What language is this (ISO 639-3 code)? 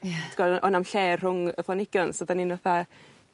cym